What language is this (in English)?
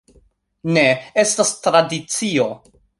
Esperanto